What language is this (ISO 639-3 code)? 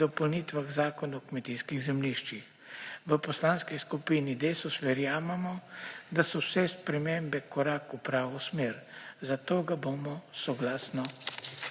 slv